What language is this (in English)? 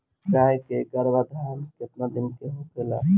Bhojpuri